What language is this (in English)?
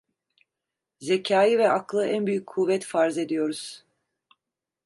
Turkish